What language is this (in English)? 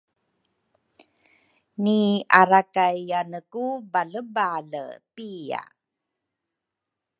Rukai